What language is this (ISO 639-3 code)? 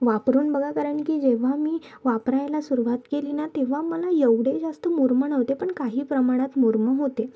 mar